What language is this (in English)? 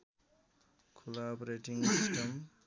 Nepali